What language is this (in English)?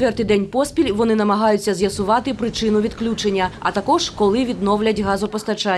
Ukrainian